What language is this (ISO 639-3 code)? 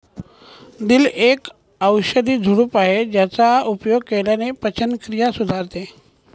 mar